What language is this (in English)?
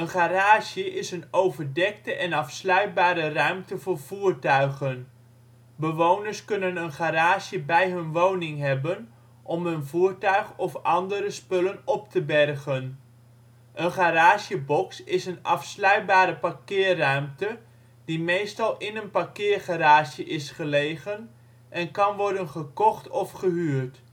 Dutch